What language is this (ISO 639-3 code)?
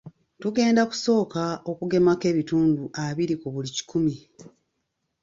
lug